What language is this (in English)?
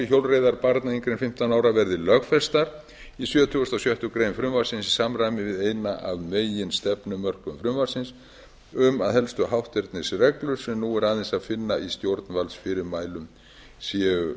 Icelandic